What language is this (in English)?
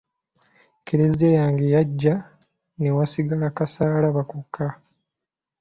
Ganda